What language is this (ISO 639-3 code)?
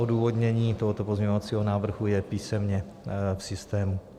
ces